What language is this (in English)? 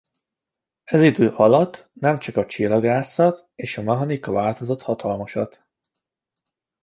Hungarian